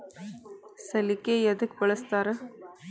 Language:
Kannada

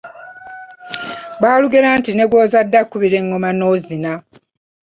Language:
Ganda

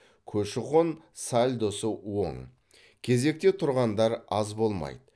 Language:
Kazakh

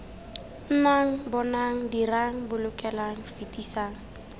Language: Tswana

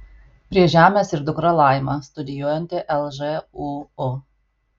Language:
Lithuanian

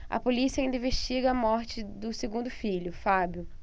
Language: Portuguese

